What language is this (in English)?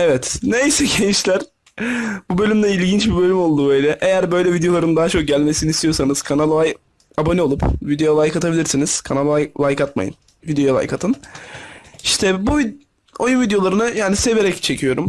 Turkish